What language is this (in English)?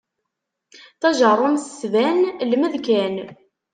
Kabyle